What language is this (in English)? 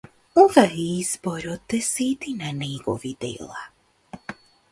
Macedonian